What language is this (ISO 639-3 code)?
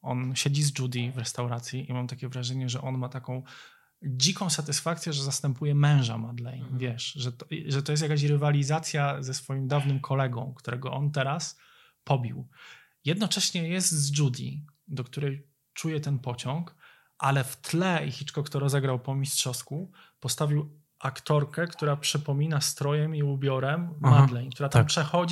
pol